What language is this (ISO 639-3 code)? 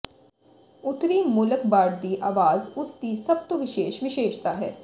pan